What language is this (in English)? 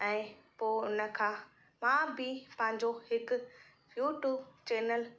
Sindhi